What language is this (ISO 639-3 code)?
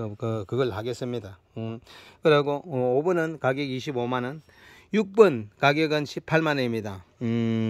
kor